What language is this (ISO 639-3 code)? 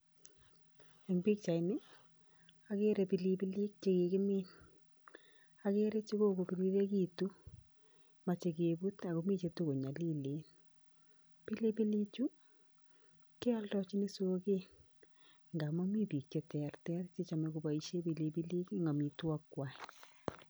kln